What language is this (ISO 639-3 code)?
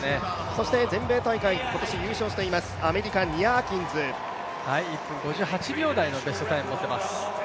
jpn